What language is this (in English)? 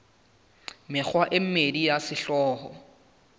Southern Sotho